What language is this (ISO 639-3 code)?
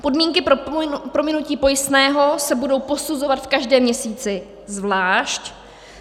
ces